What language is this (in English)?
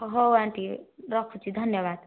Odia